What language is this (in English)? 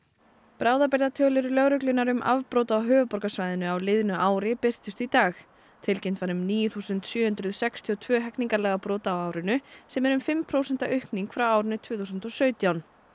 Icelandic